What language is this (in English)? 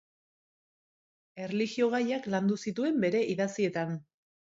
Basque